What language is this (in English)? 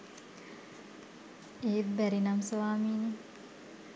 Sinhala